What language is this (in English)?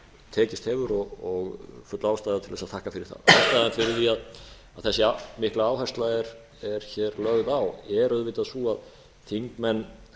Icelandic